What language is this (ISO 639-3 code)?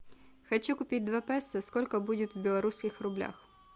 rus